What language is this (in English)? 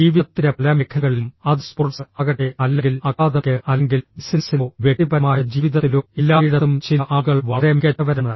Malayalam